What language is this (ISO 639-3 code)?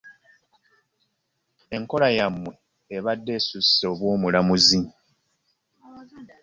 lug